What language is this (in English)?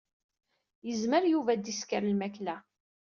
Kabyle